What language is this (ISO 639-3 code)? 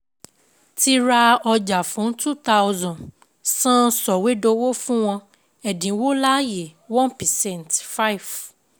yor